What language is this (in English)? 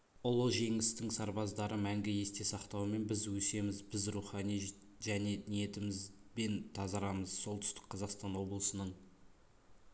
Kazakh